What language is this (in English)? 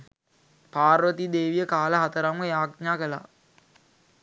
Sinhala